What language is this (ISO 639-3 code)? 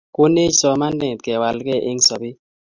kln